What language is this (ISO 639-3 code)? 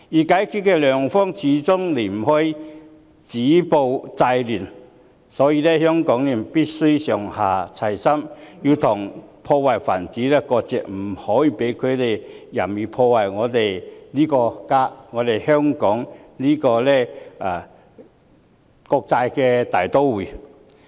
yue